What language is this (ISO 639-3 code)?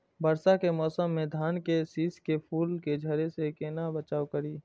mai